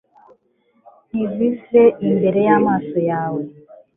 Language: Kinyarwanda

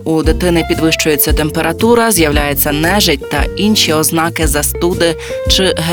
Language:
Ukrainian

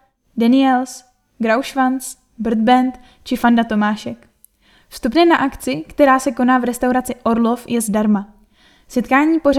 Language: Czech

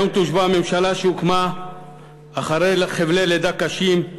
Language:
Hebrew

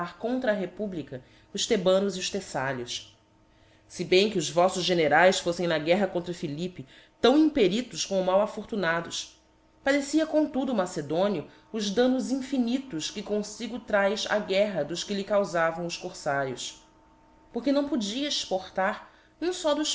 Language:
Portuguese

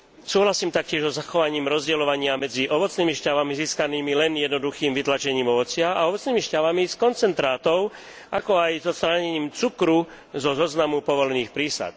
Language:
Slovak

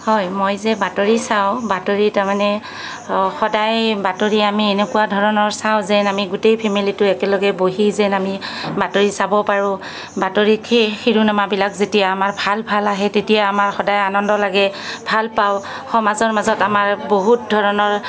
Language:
Assamese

